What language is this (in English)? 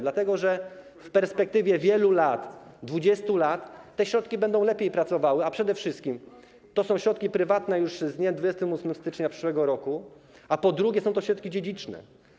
Polish